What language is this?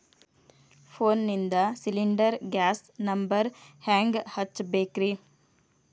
Kannada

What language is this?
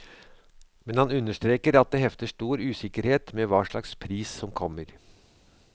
Norwegian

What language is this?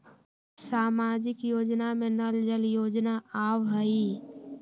Magahi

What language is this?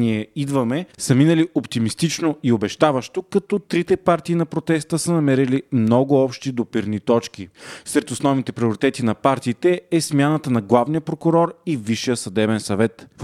Bulgarian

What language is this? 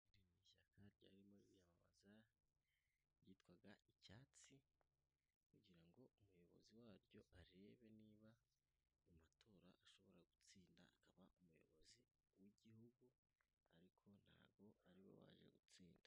Kinyarwanda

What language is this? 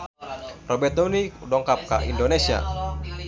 Sundanese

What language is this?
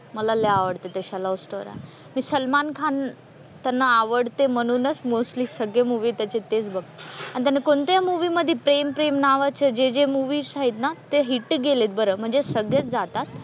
Marathi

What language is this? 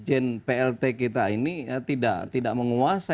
Indonesian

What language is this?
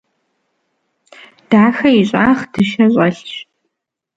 Kabardian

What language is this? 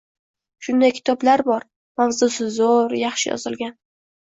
Uzbek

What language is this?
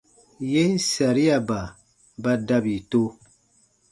Baatonum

